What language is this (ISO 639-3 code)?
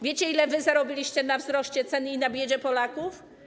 pol